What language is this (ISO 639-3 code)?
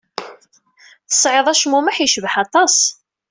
kab